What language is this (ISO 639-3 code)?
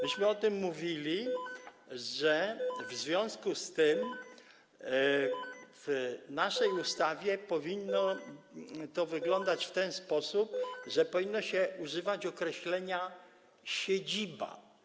pol